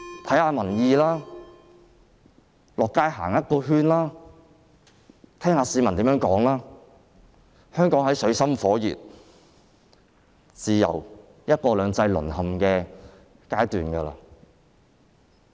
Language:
Cantonese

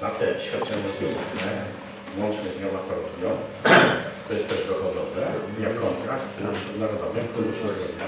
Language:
Polish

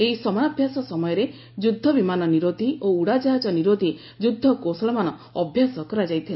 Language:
Odia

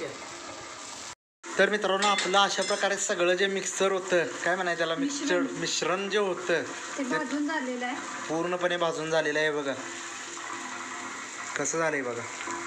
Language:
Romanian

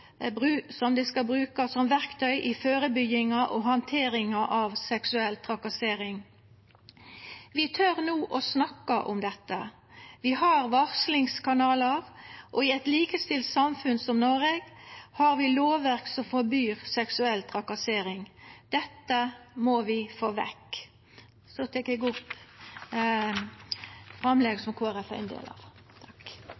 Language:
Norwegian Nynorsk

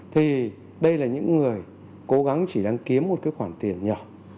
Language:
Vietnamese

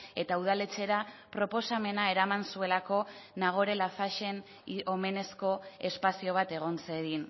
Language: Basque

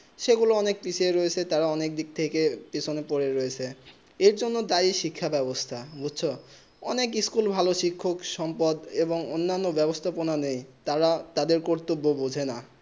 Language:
Bangla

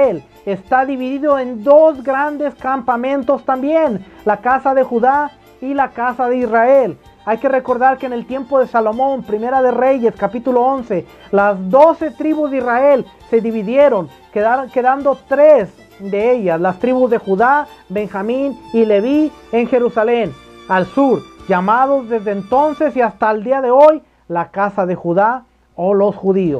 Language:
Spanish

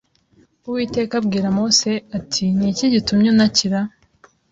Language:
Kinyarwanda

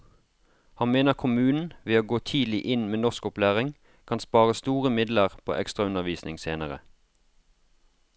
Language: Norwegian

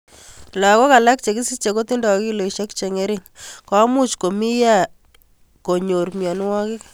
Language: Kalenjin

